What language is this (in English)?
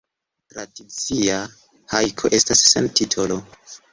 Esperanto